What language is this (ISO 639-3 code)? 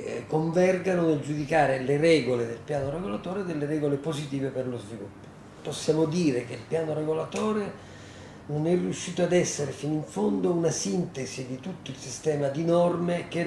ita